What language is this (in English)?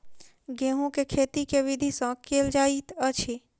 Maithili